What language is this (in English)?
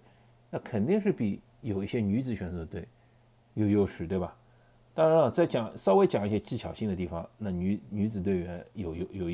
Chinese